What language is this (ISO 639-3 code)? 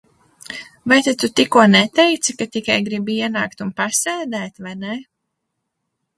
lav